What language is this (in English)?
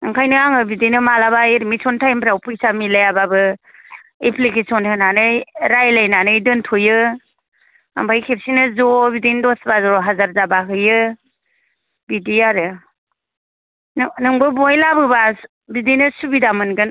Bodo